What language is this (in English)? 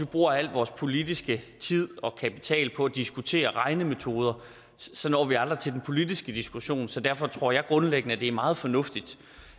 Danish